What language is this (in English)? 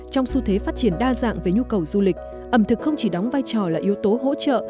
Vietnamese